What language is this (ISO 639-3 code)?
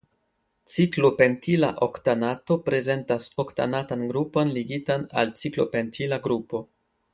epo